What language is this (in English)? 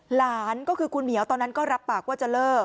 Thai